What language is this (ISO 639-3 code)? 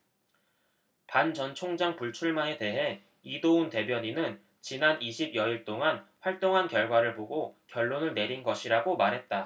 kor